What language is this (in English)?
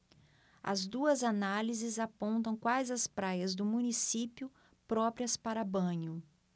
Portuguese